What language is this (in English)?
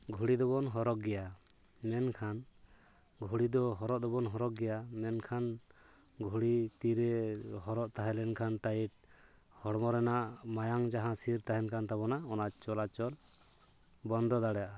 Santali